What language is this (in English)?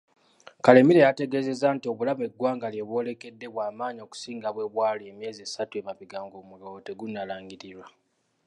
Ganda